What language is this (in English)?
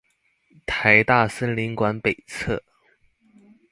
Chinese